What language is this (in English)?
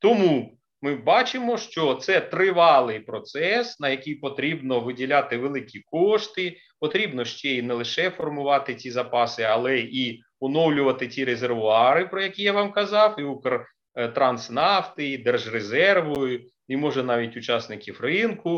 Ukrainian